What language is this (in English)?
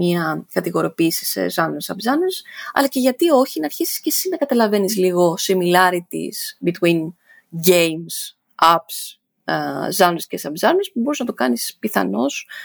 Greek